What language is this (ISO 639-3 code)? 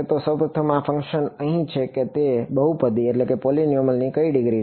guj